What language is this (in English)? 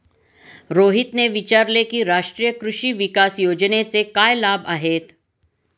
Marathi